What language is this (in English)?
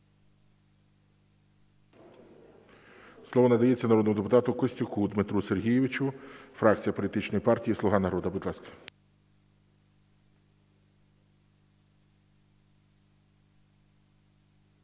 Ukrainian